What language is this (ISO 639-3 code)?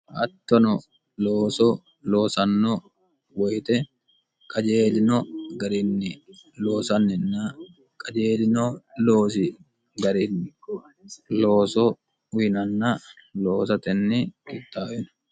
sid